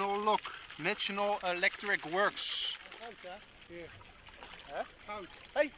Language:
Dutch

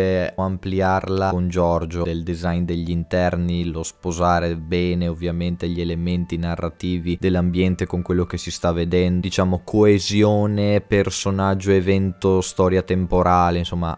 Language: Italian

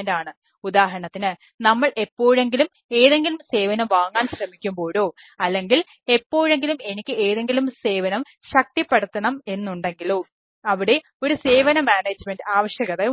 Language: Malayalam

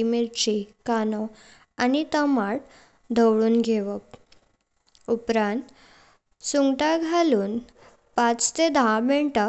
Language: Konkani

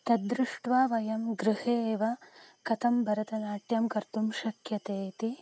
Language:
Sanskrit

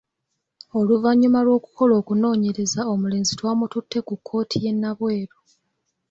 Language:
Ganda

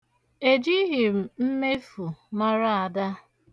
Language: Igbo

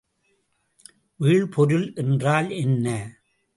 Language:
Tamil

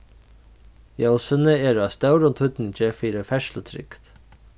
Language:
Faroese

